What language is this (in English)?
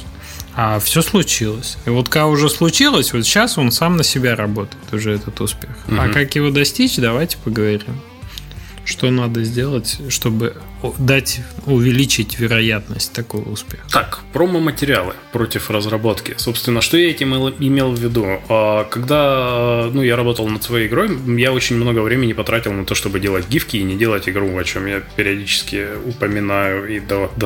Russian